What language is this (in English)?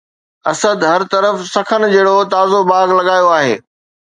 Sindhi